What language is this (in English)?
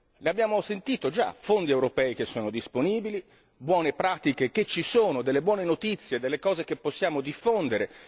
Italian